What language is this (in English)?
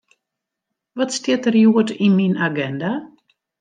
Western Frisian